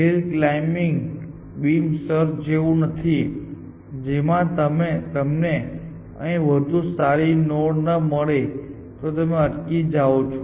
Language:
Gujarati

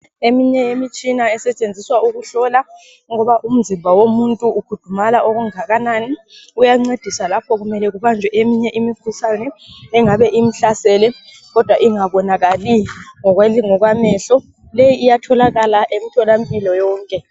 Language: North Ndebele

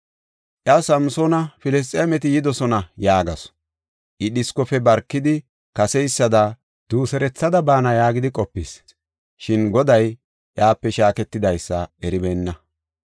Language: Gofa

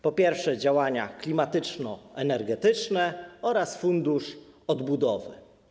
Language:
Polish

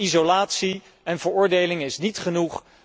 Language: Dutch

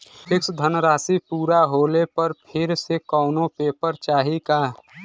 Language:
Bhojpuri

